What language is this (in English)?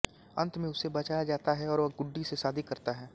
Hindi